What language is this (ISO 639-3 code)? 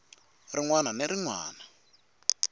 tso